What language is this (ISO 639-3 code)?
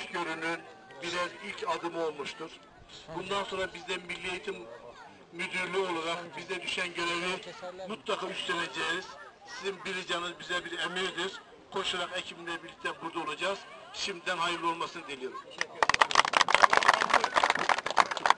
tur